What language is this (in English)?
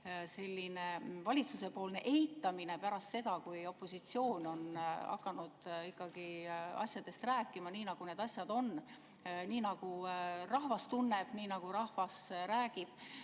Estonian